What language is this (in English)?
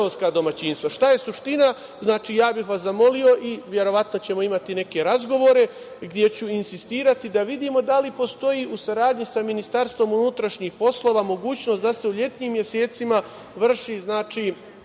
Serbian